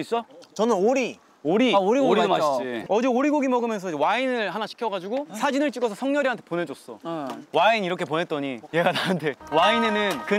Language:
Korean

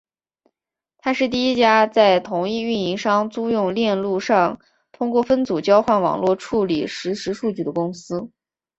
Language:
Chinese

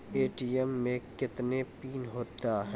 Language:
Maithili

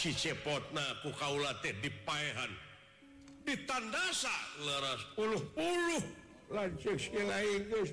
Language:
Indonesian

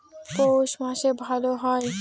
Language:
Bangla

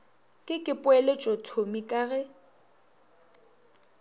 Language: Northern Sotho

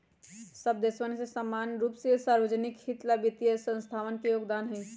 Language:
Magahi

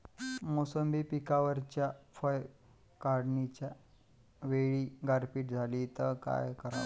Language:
Marathi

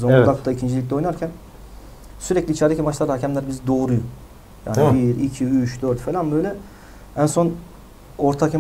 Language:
Turkish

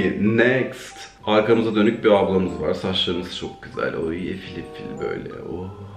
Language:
Turkish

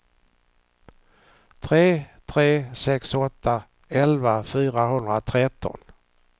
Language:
Swedish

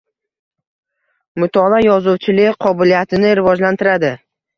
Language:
Uzbek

